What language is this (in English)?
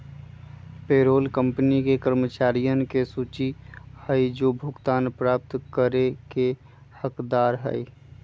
Magahi